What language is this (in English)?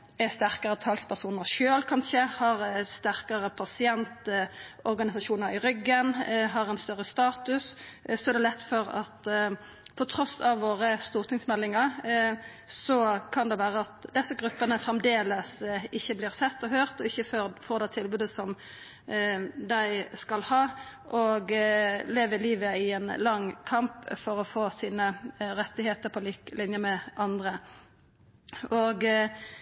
Norwegian Nynorsk